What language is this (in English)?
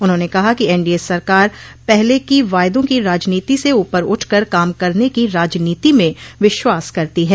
Hindi